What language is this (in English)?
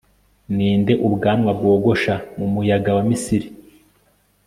Kinyarwanda